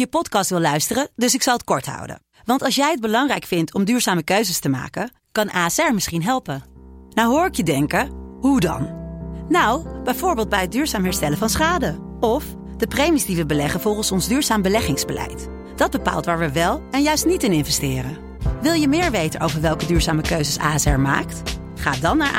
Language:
Dutch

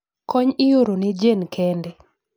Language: Luo (Kenya and Tanzania)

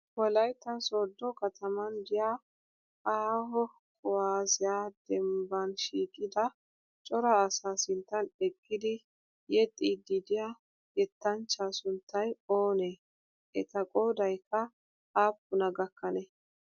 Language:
Wolaytta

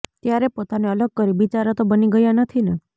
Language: Gujarati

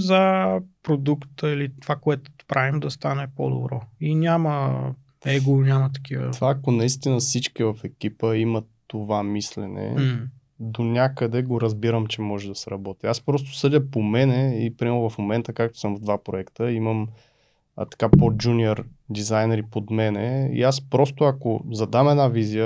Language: Bulgarian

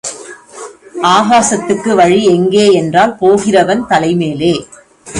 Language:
Tamil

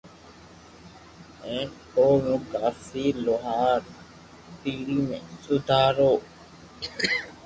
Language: Loarki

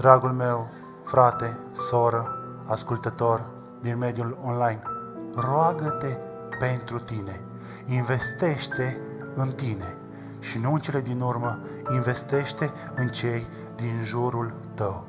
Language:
Romanian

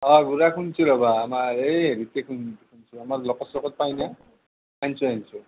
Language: Assamese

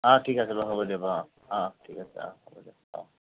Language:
Assamese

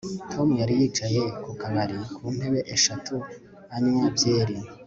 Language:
Kinyarwanda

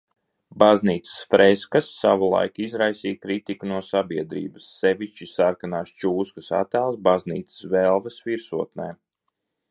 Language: Latvian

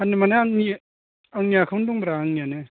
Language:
Bodo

